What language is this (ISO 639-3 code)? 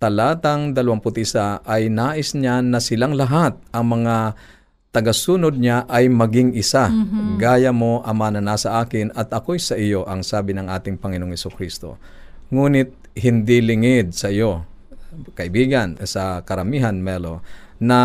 fil